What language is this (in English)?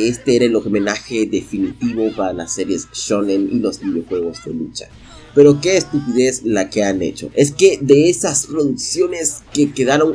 Spanish